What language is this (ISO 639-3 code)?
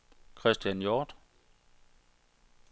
dan